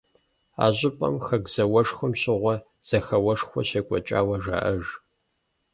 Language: Kabardian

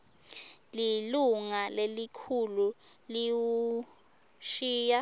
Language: Swati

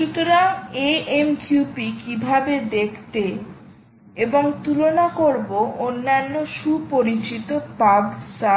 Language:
Bangla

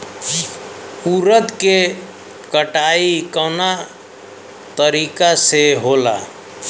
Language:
Bhojpuri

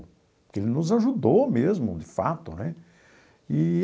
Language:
Portuguese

